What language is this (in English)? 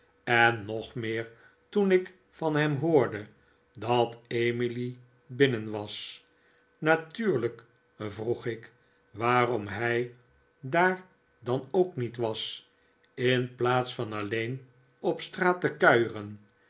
Dutch